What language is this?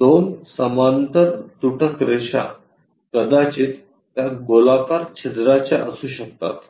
Marathi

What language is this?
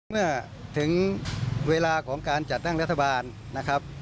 Thai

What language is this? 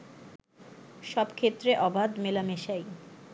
Bangla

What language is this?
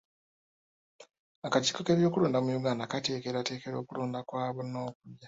Ganda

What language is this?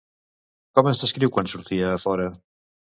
Catalan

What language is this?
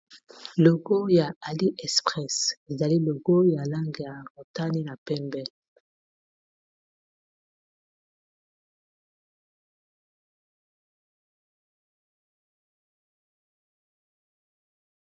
Lingala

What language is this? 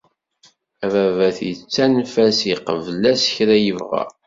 Kabyle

